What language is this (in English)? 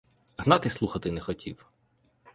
Ukrainian